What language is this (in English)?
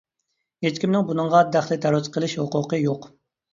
Uyghur